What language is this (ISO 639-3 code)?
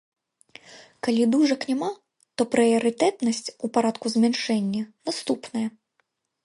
bel